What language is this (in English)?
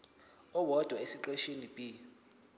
Zulu